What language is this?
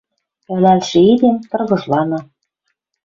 Western Mari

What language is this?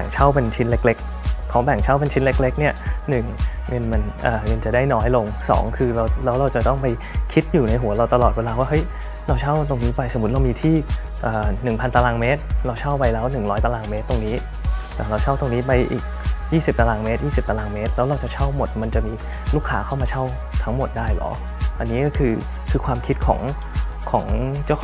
Thai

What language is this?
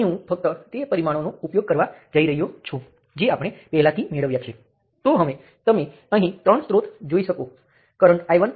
Gujarati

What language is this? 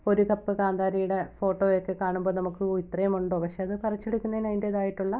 Malayalam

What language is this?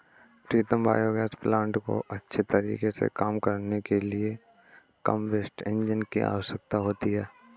Hindi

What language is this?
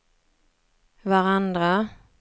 Swedish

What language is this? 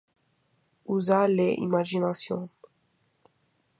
Interlingua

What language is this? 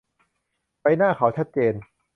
Thai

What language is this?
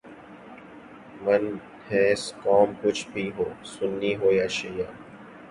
Urdu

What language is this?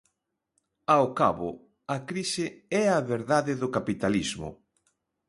Galician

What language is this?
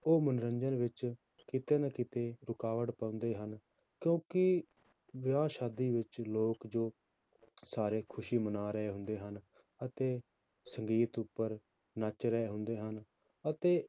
Punjabi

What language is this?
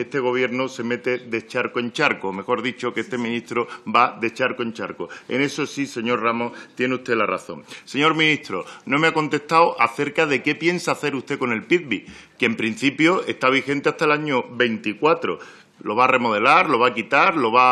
Spanish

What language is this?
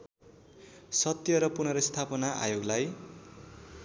Nepali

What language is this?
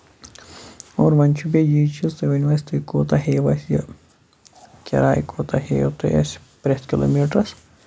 Kashmiri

